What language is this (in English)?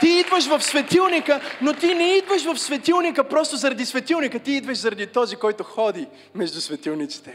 Bulgarian